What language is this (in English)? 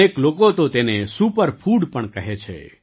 Gujarati